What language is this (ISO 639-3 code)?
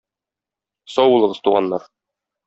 tat